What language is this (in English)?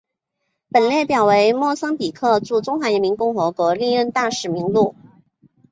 Chinese